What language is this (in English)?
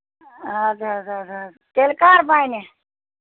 Kashmiri